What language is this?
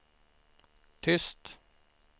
Swedish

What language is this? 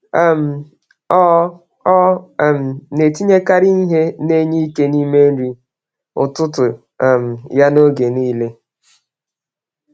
Igbo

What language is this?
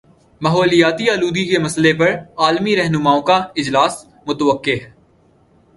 Urdu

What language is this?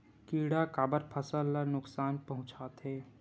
Chhattisgarhi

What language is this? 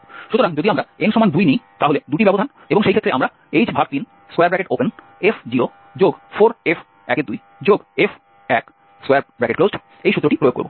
Bangla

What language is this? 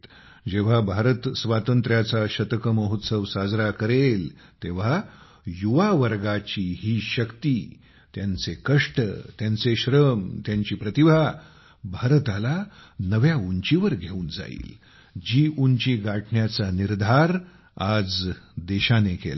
Marathi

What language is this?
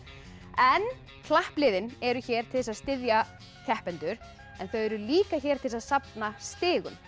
Icelandic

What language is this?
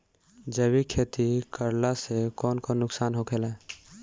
Bhojpuri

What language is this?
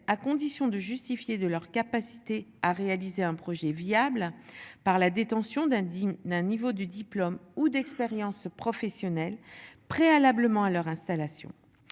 French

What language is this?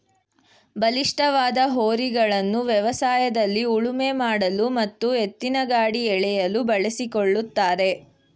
Kannada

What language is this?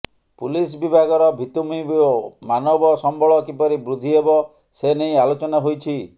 Odia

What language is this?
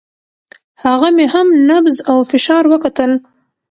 Pashto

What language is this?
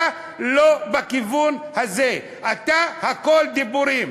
Hebrew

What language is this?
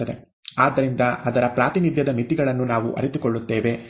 Kannada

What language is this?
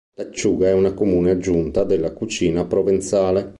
Italian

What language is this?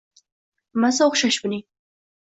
Uzbek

